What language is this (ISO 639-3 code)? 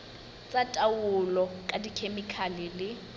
sot